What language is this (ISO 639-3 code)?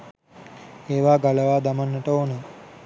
sin